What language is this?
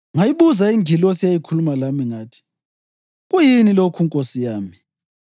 North Ndebele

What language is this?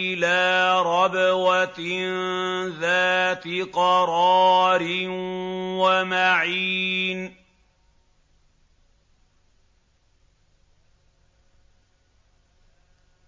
Arabic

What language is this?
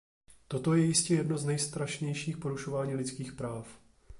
Czech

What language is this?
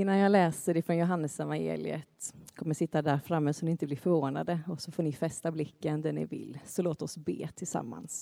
Swedish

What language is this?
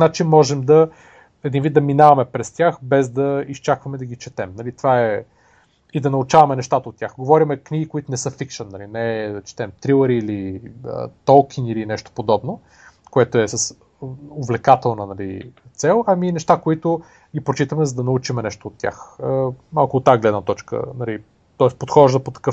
Bulgarian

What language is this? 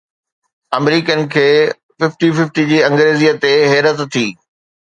Sindhi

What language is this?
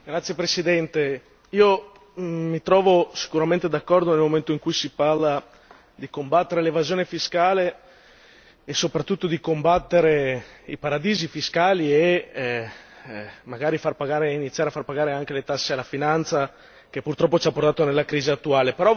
Italian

